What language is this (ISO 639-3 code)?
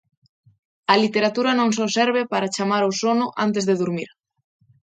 glg